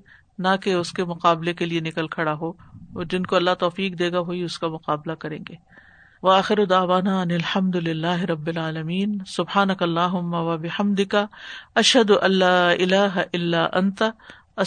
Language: Urdu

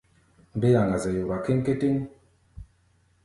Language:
Gbaya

